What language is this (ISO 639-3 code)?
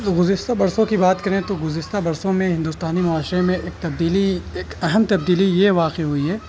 urd